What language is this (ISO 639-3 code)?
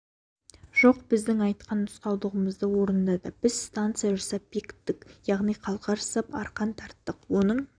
kaz